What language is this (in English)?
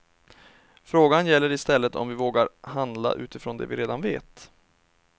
Swedish